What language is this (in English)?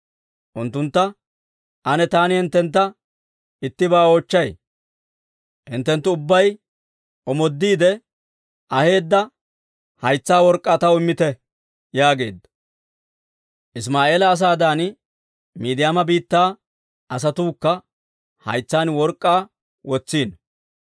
Dawro